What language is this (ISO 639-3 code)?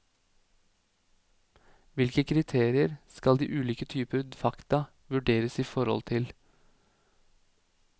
nor